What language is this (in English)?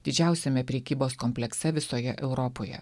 Lithuanian